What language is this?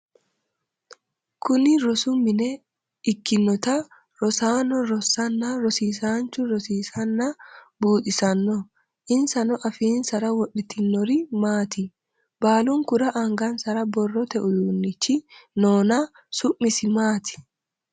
Sidamo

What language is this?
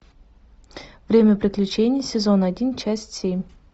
Russian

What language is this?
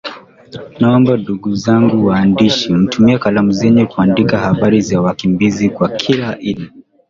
Swahili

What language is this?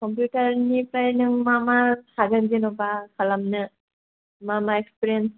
Bodo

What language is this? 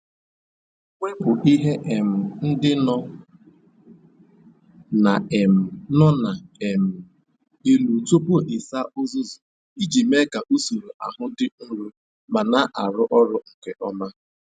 Igbo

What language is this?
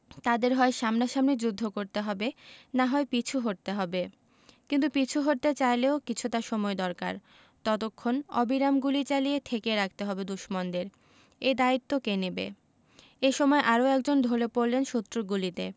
Bangla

